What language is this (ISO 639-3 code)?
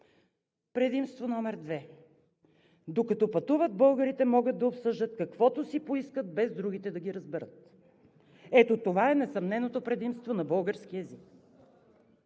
bul